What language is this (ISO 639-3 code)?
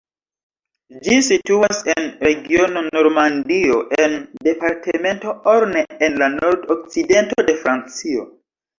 epo